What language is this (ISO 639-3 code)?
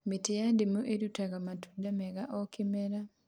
kik